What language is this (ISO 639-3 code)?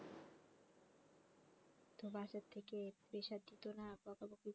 ben